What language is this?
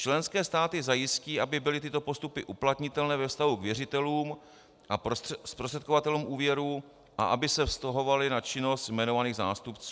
Czech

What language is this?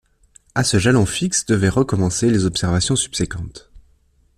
French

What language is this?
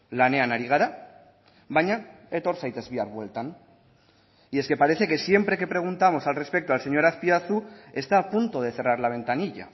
Spanish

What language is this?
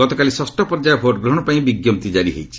Odia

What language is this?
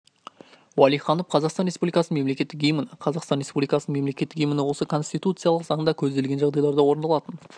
Kazakh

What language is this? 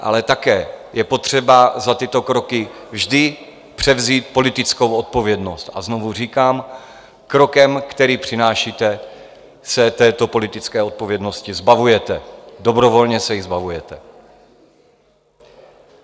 Czech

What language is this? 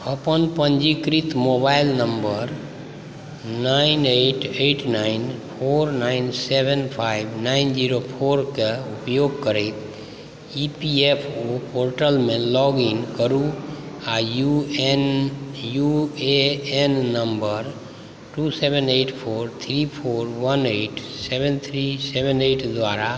Maithili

